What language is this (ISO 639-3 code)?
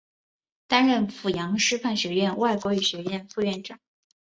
zho